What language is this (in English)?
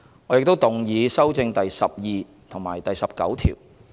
Cantonese